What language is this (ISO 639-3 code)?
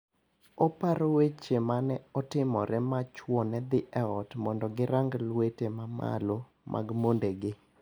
luo